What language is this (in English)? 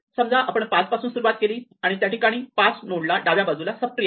Marathi